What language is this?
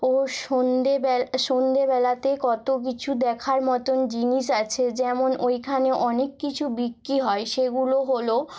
Bangla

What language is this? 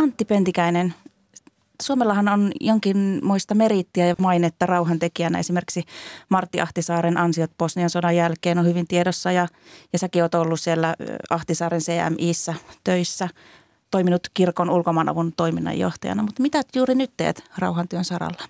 Finnish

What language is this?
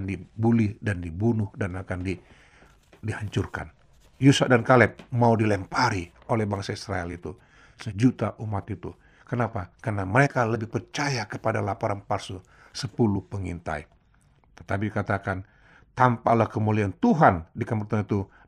Indonesian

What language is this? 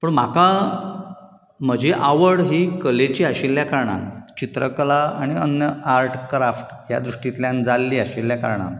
Konkani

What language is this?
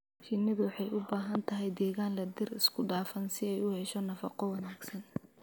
Somali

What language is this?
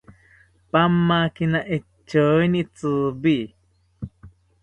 South Ucayali Ashéninka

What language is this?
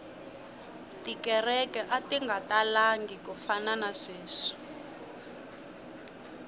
Tsonga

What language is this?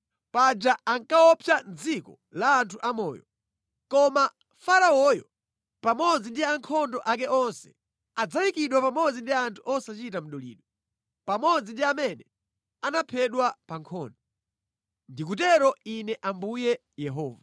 Nyanja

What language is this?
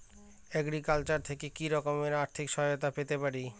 Bangla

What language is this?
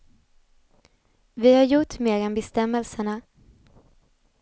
Swedish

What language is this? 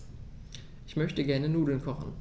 German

